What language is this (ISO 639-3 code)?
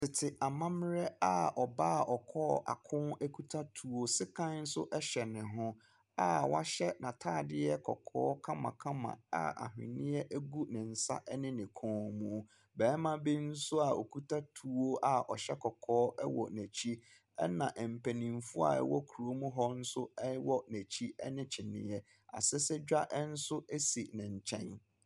aka